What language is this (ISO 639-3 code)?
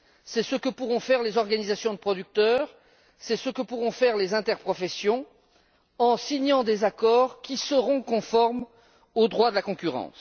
fra